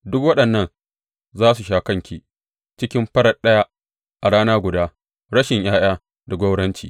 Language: Hausa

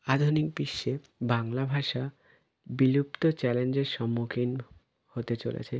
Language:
Bangla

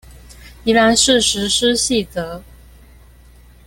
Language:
Chinese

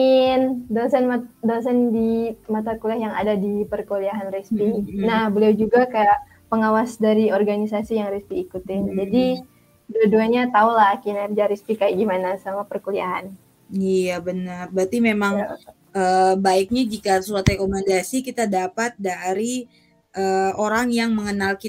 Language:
Indonesian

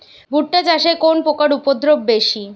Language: Bangla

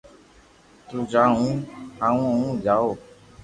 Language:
Loarki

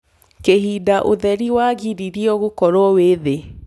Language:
Kikuyu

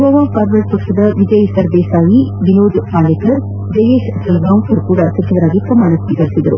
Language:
Kannada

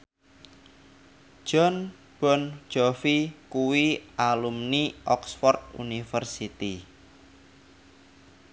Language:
Javanese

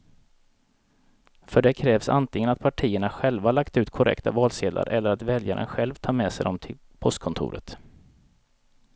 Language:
Swedish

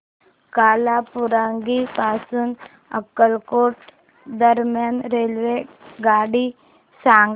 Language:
Marathi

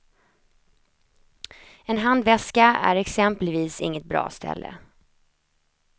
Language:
Swedish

